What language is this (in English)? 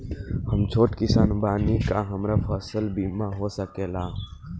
Bhojpuri